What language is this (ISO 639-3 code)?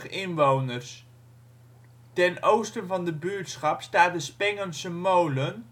nld